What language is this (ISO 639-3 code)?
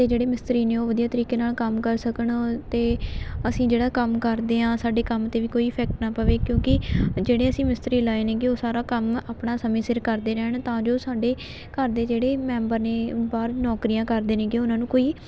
pan